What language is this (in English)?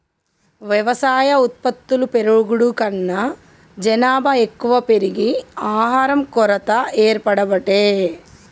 Telugu